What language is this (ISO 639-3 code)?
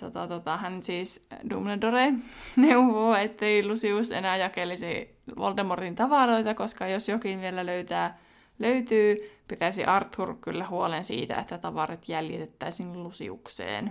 fin